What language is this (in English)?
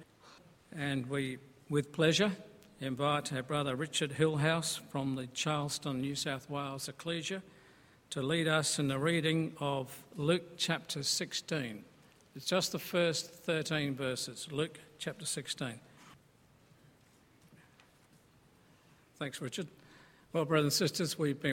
English